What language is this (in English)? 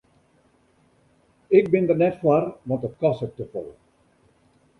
Western Frisian